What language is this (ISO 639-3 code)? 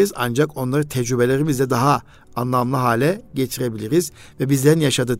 tur